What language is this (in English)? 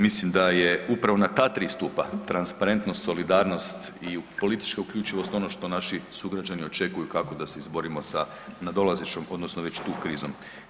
Croatian